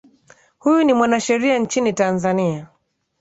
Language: Swahili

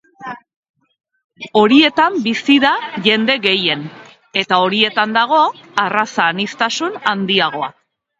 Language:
Basque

